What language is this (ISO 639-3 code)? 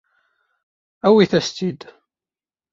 kab